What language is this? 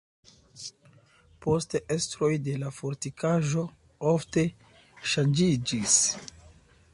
Esperanto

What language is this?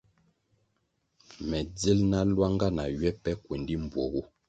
Kwasio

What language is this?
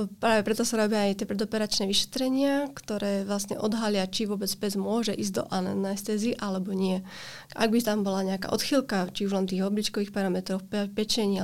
Slovak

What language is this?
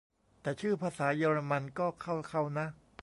Thai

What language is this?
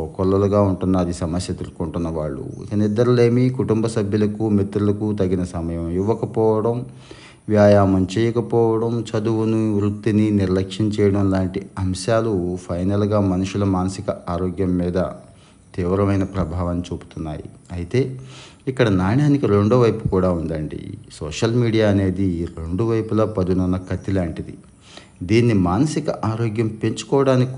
Telugu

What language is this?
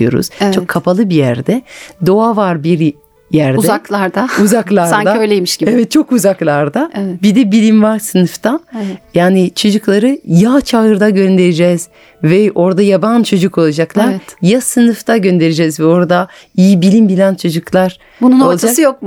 Turkish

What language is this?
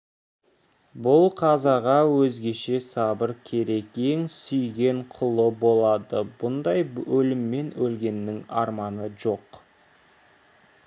Kazakh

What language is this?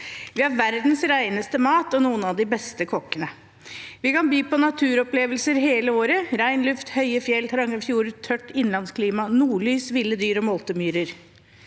Norwegian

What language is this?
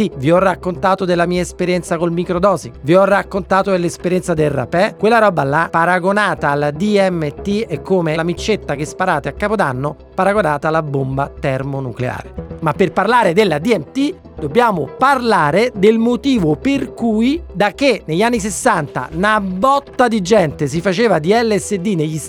Italian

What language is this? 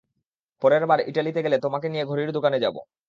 Bangla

